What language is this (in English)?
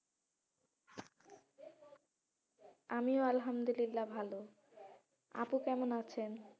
Bangla